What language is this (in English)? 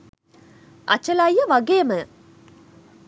Sinhala